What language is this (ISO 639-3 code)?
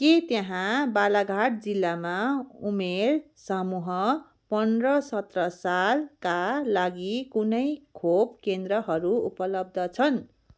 nep